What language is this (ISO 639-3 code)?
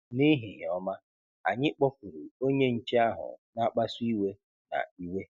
ibo